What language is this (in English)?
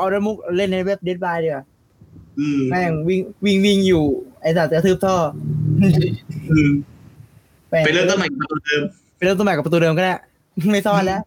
Thai